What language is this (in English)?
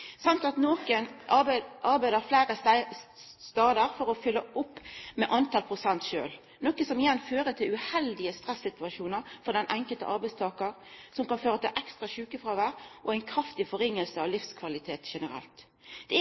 Norwegian Nynorsk